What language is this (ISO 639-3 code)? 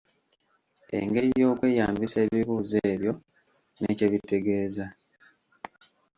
lug